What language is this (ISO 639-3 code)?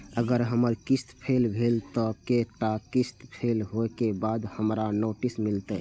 mai